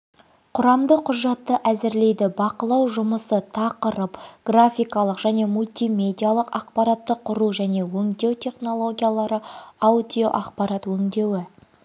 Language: Kazakh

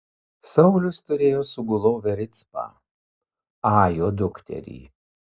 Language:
Lithuanian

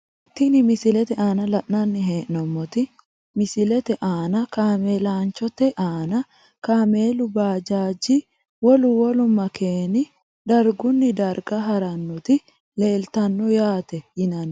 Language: Sidamo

